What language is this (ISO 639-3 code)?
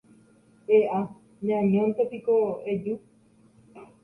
grn